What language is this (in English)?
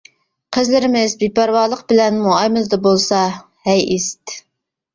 Uyghur